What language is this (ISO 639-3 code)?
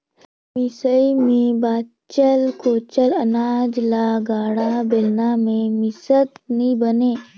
hne